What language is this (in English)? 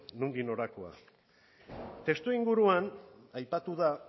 Basque